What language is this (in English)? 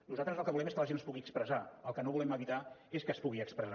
Catalan